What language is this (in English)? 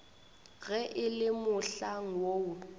Northern Sotho